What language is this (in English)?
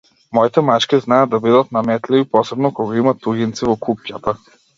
Macedonian